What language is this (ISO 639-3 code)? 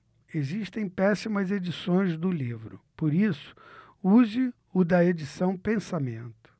por